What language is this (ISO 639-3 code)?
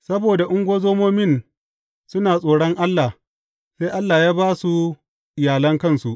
hau